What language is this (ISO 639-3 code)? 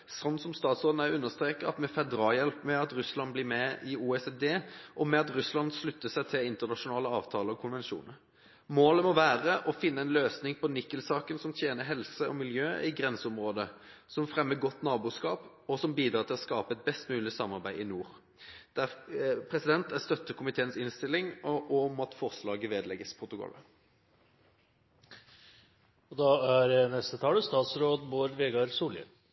nor